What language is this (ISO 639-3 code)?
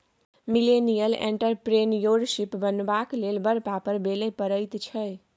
mai